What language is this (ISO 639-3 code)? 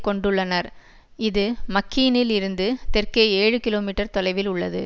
tam